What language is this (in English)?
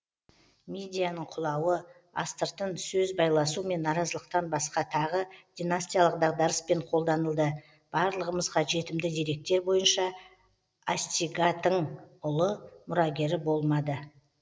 Kazakh